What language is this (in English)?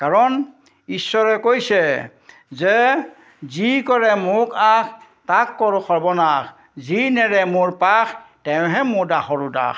Assamese